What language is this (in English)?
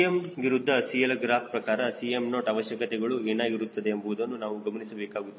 Kannada